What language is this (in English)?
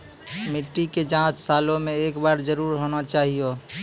Maithili